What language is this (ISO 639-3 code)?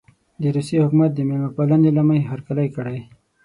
pus